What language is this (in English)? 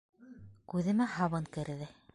Bashkir